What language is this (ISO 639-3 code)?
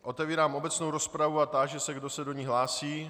ces